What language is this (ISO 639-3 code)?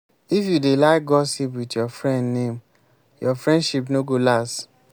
pcm